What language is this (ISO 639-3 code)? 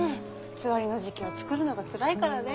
jpn